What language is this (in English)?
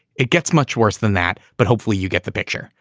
English